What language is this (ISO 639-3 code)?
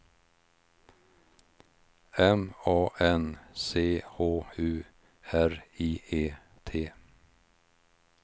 swe